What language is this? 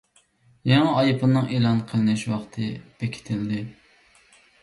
Uyghur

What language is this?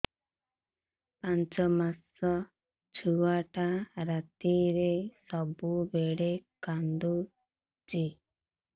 Odia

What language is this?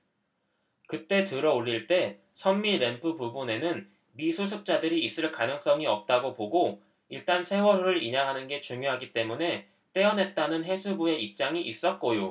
Korean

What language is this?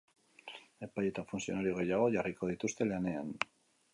Basque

